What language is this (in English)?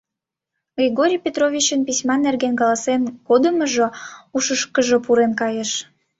Mari